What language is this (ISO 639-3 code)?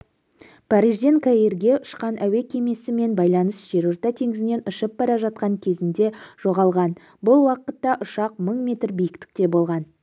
kaz